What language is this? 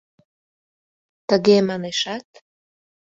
Mari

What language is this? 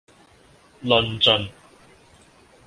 Cantonese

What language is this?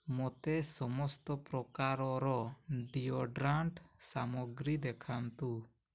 Odia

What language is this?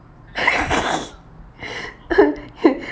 English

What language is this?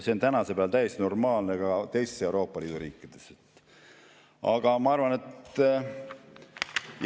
Estonian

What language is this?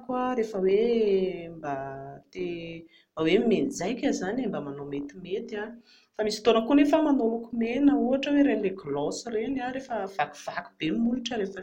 Malagasy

